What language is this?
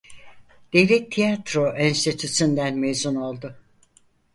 Turkish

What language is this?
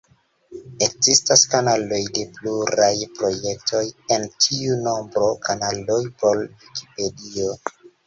Esperanto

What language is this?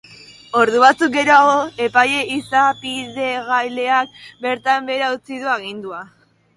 Basque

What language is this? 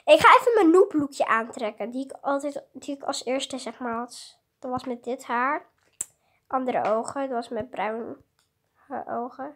Dutch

